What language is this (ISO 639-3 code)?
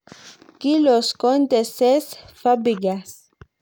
kln